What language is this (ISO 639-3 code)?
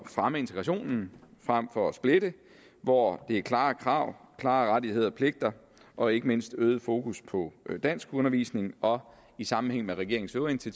dan